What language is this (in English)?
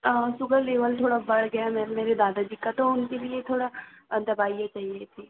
Hindi